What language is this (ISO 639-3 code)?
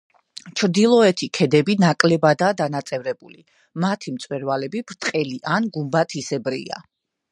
kat